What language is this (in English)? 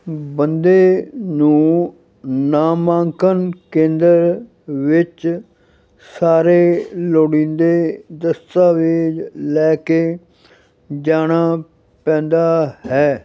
Punjabi